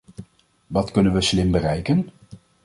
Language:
Dutch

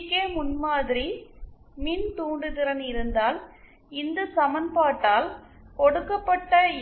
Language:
Tamil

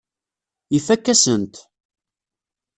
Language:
Kabyle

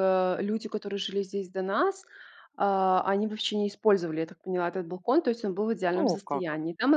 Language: Russian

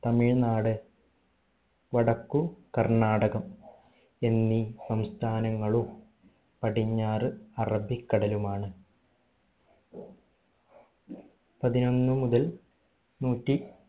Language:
Malayalam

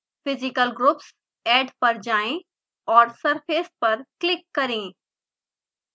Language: Hindi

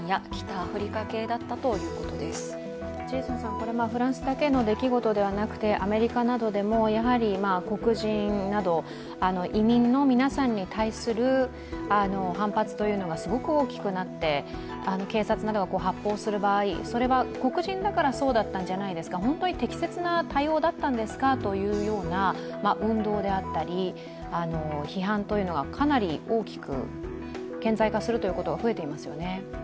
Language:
Japanese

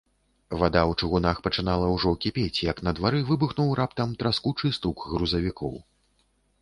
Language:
Belarusian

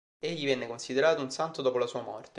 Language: Italian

